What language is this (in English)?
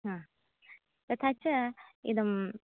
Sanskrit